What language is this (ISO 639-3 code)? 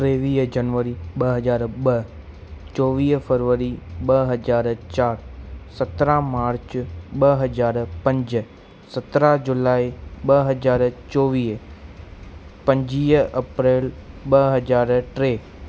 snd